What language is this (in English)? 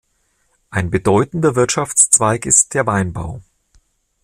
German